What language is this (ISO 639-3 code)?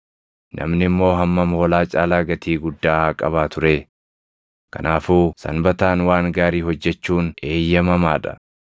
orm